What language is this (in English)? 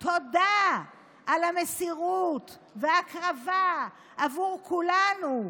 Hebrew